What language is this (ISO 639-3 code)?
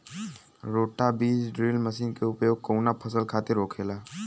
bho